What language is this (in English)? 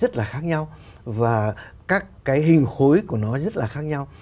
Vietnamese